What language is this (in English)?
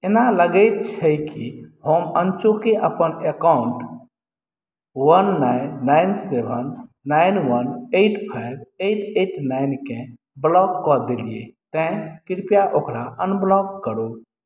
Maithili